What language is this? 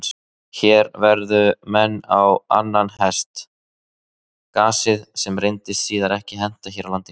Icelandic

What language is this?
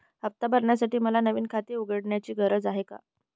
Marathi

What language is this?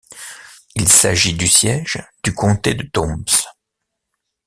French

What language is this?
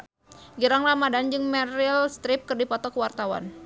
Sundanese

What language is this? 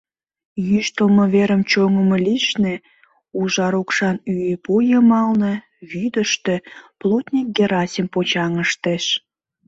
Mari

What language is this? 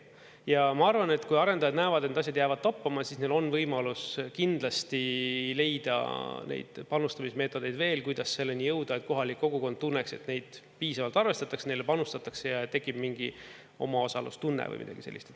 Estonian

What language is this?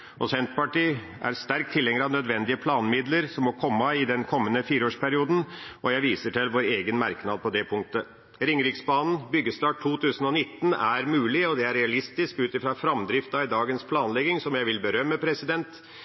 Norwegian Bokmål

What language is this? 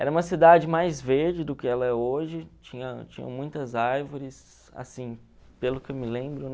Portuguese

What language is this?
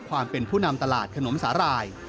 Thai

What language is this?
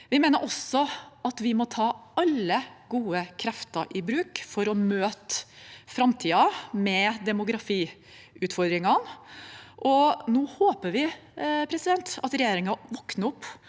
Norwegian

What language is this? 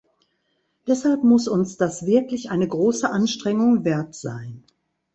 German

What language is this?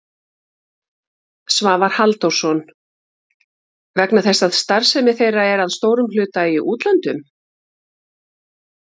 Icelandic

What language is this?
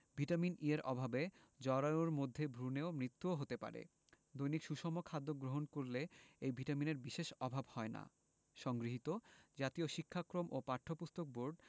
Bangla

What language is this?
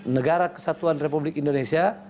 Indonesian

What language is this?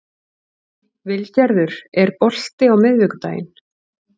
Icelandic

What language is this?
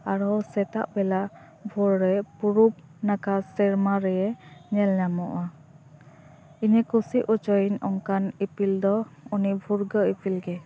Santali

